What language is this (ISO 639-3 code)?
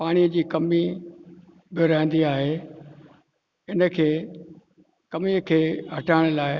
snd